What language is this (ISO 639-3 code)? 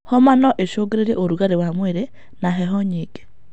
kik